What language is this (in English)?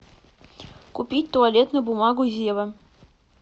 Russian